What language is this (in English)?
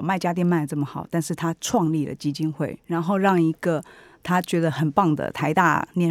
Chinese